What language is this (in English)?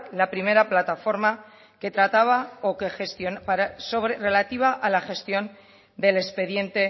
Spanish